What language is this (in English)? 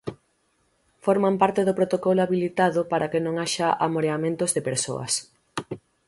Galician